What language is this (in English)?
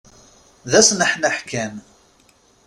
Kabyle